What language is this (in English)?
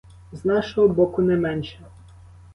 Ukrainian